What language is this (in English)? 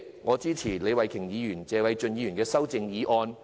Cantonese